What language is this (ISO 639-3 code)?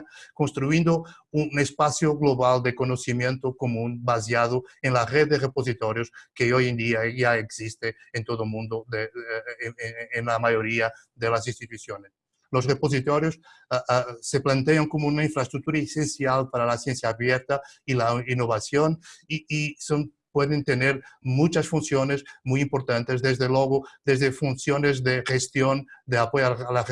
spa